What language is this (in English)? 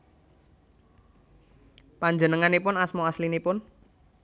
Javanese